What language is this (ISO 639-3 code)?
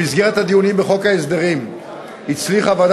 heb